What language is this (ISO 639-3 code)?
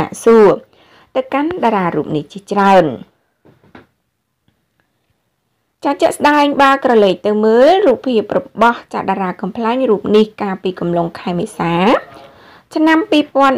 tha